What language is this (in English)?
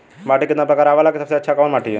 Bhojpuri